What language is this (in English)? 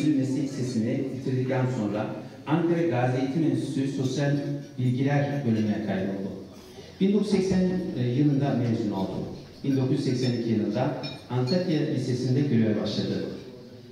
Turkish